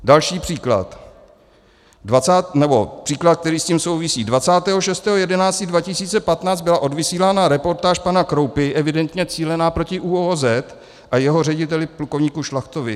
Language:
Czech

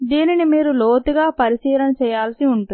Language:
Telugu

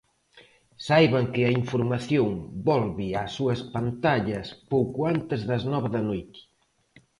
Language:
Galician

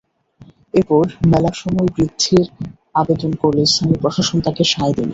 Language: Bangla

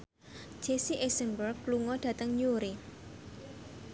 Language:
Javanese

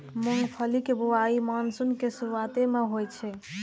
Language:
Maithili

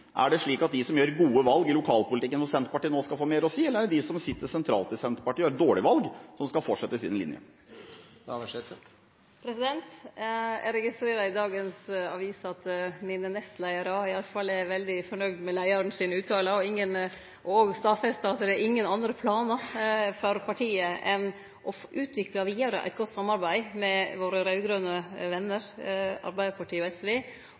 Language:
Norwegian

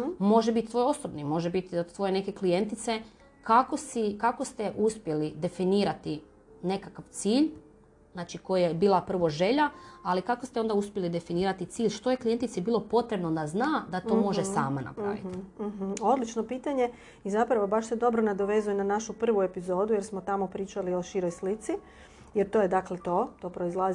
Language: Croatian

